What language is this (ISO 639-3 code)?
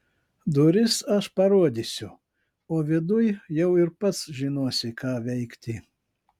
lit